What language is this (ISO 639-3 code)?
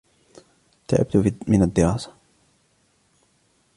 ara